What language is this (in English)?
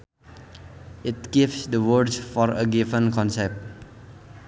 Sundanese